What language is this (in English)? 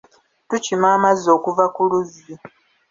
Ganda